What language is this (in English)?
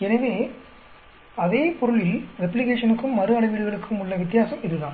Tamil